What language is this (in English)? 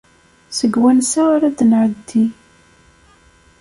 Kabyle